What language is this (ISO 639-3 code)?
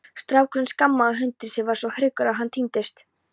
isl